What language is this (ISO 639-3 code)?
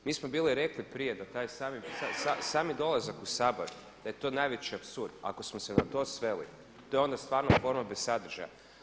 hrv